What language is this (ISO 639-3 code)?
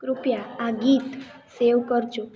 guj